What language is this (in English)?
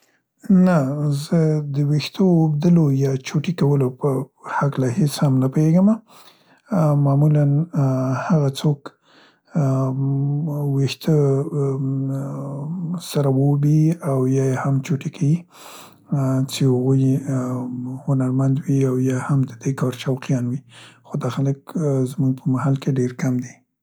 Central Pashto